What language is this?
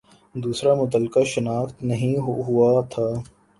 Urdu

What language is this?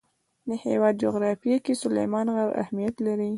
Pashto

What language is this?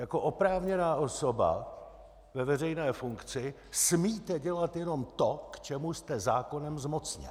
Czech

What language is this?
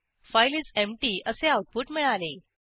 Marathi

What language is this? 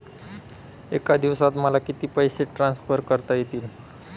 Marathi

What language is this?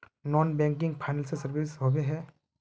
Magahi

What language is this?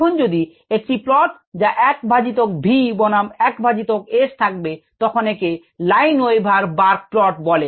Bangla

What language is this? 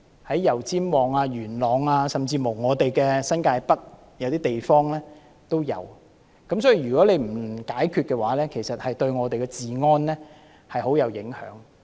Cantonese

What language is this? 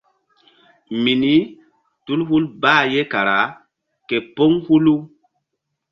Mbum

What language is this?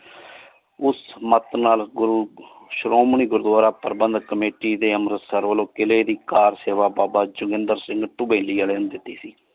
Punjabi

